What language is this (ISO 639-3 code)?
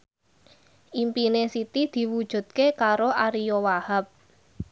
jav